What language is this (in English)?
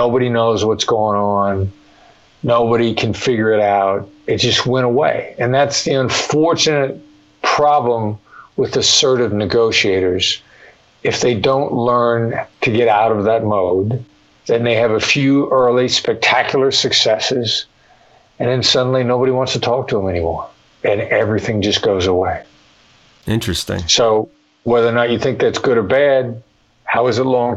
English